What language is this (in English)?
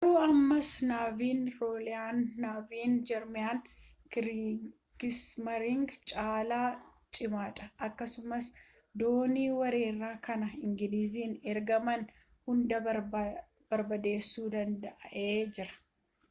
Oromo